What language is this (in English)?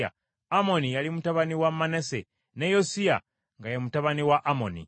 Ganda